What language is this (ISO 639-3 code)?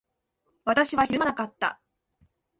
jpn